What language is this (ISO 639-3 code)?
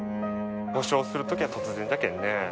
jpn